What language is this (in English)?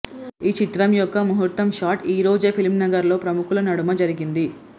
Telugu